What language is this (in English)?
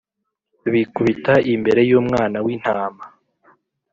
Kinyarwanda